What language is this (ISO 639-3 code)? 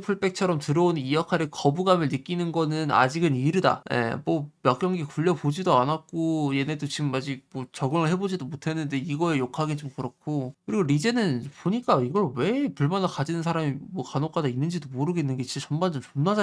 kor